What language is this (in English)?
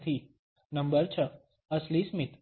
Gujarati